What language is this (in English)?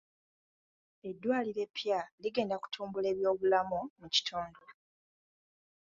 Ganda